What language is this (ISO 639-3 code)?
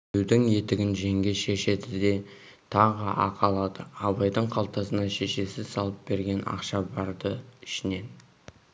kaz